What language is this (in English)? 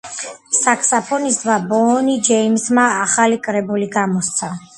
Georgian